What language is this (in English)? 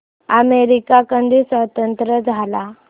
Marathi